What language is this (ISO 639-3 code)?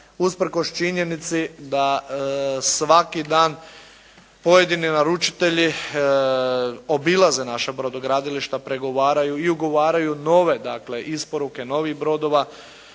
hrv